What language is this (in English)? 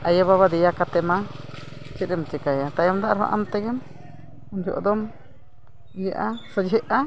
Santali